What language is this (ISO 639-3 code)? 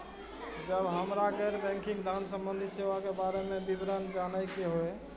mai